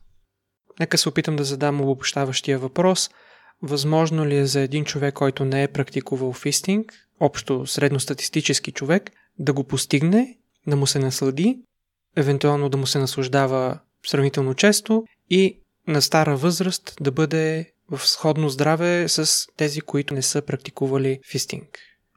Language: Bulgarian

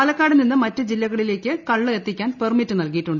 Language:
Malayalam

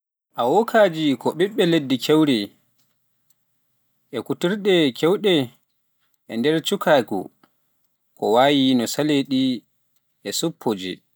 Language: Pular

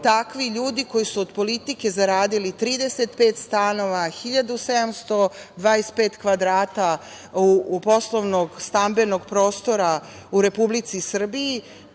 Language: Serbian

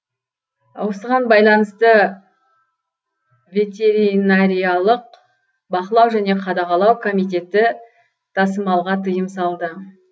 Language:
Kazakh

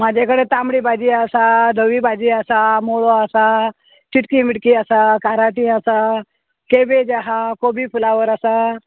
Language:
Konkani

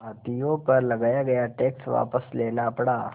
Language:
Hindi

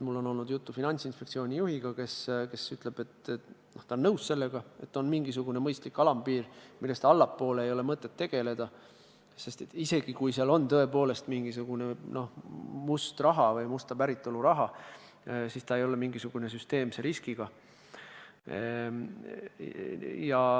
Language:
Estonian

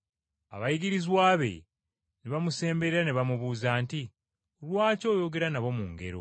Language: Ganda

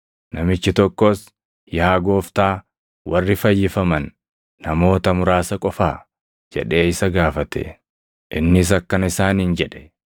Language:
Oromo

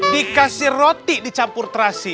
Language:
Indonesian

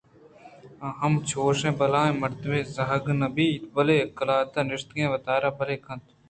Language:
Eastern Balochi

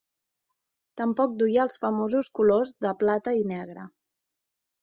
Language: Catalan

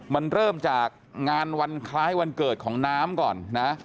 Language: Thai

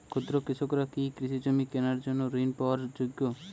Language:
Bangla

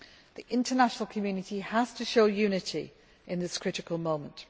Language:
English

